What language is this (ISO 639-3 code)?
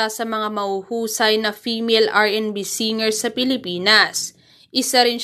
fil